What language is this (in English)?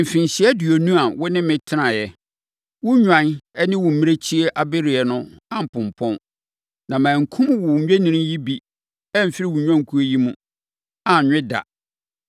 Akan